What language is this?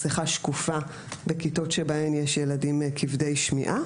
Hebrew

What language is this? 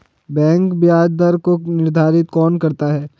Hindi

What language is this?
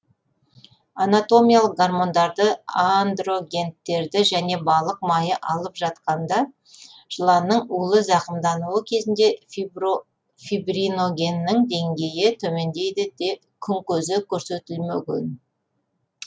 Kazakh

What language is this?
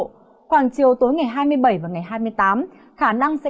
Vietnamese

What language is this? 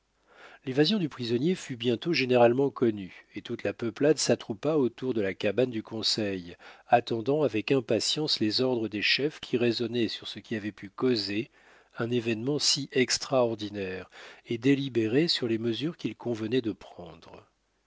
French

